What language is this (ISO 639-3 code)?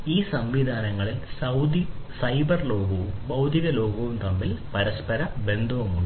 mal